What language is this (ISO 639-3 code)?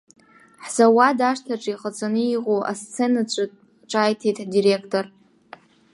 abk